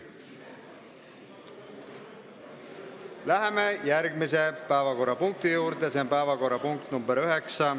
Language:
Estonian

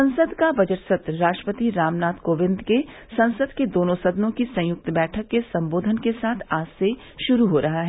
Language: Hindi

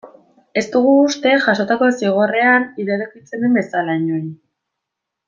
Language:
Basque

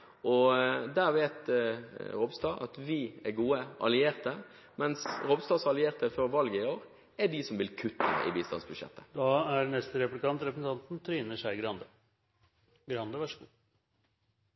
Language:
Norwegian Bokmål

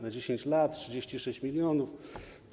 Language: Polish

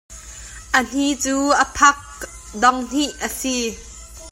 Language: Hakha Chin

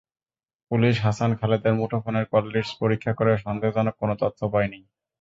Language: Bangla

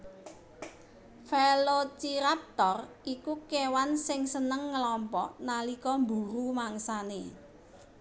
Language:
Javanese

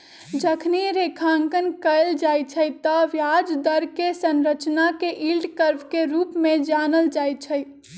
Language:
Magahi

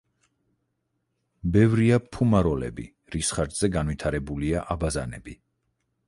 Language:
Georgian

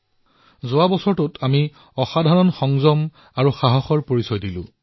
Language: Assamese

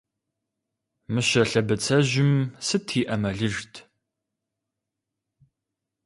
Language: Kabardian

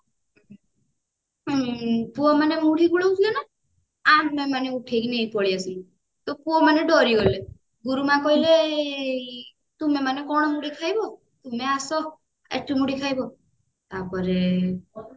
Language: Odia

